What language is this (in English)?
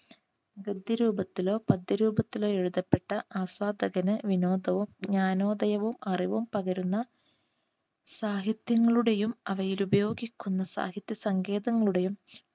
Malayalam